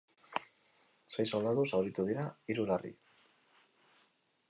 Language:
Basque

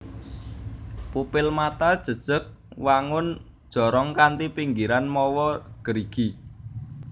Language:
Javanese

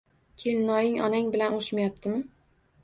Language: Uzbek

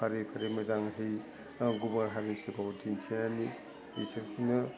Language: Bodo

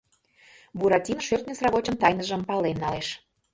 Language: Mari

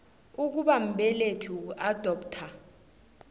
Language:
South Ndebele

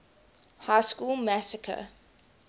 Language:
English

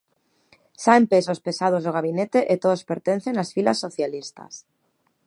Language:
Galician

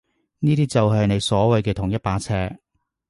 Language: Cantonese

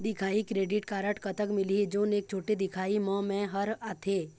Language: Chhattisgarhi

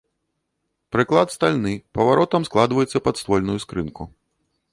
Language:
Belarusian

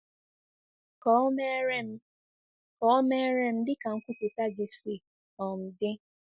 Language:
Igbo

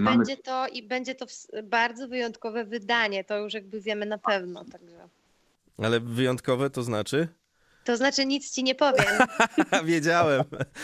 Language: Polish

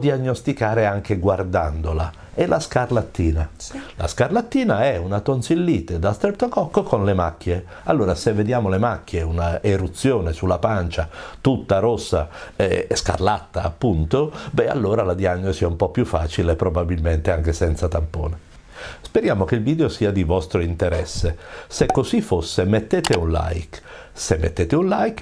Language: Italian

